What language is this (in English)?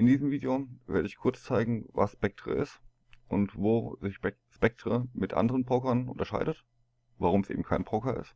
German